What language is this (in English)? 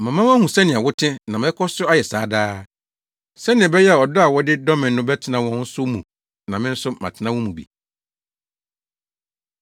Akan